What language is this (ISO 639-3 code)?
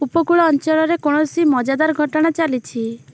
ori